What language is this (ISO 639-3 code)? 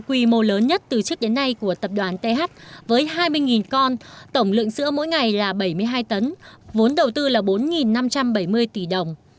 vie